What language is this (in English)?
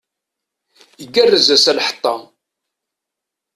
Kabyle